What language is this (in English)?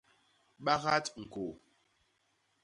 Basaa